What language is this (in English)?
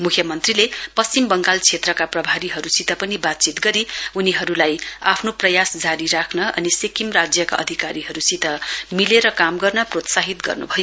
Nepali